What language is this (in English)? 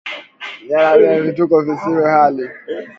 Swahili